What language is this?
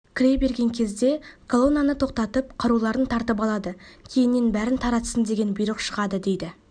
Kazakh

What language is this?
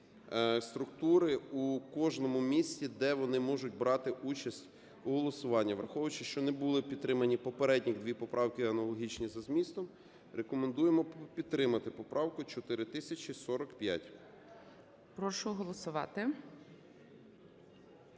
Ukrainian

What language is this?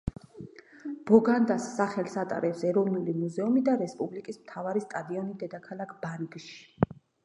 Georgian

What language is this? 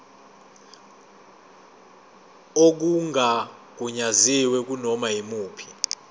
Zulu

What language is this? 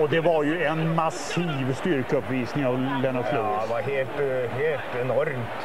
Swedish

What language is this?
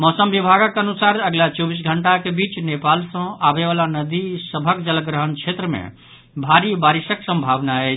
Maithili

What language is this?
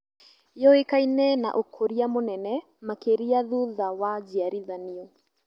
Kikuyu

